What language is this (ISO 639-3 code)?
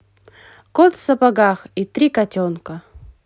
rus